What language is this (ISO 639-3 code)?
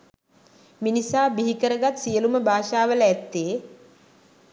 sin